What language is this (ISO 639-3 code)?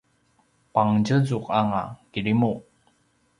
pwn